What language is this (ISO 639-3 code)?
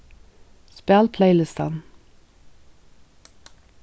fao